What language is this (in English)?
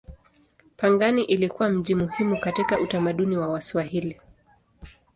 Swahili